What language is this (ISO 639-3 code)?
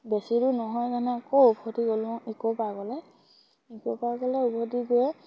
asm